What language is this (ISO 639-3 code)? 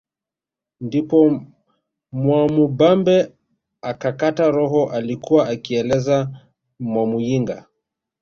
swa